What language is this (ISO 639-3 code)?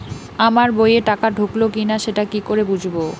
ben